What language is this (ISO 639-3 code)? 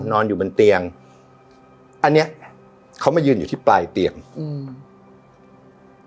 tha